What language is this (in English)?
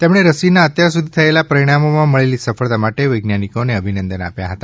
Gujarati